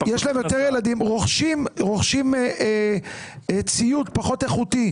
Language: Hebrew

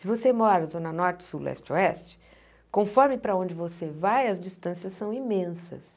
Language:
Portuguese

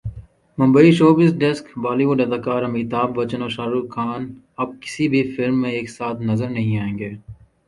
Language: Urdu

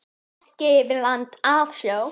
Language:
Icelandic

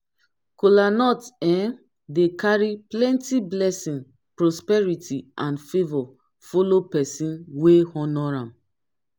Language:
Nigerian Pidgin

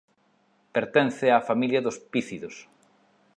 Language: Galician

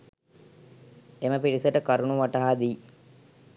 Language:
Sinhala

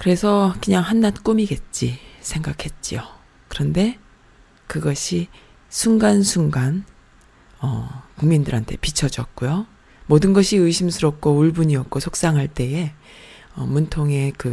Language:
Korean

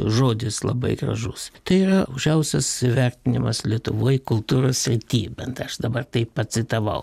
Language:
Lithuanian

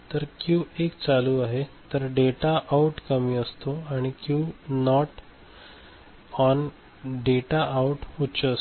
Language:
Marathi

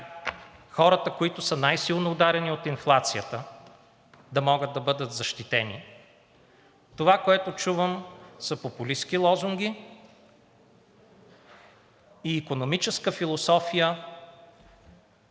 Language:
Bulgarian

